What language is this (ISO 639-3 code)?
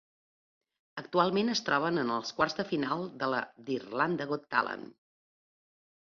cat